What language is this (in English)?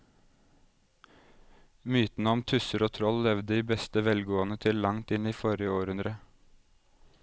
Norwegian